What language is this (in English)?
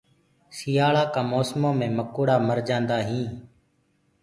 Gurgula